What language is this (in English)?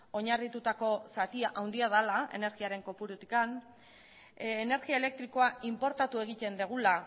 Basque